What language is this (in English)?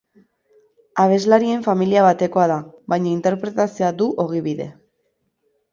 Basque